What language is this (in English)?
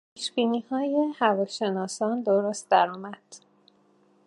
Persian